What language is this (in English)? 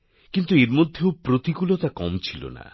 Bangla